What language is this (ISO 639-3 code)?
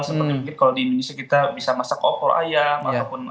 ind